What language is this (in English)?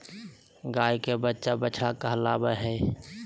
Magahi